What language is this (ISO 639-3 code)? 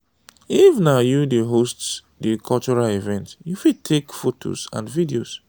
pcm